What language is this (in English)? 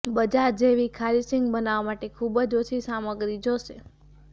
Gujarati